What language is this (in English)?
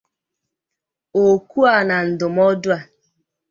Igbo